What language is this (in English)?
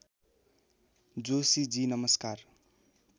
Nepali